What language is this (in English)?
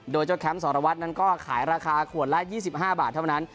Thai